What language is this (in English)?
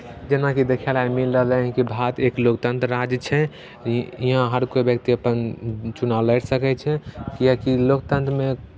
Maithili